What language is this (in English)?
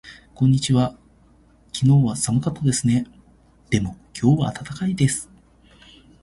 Japanese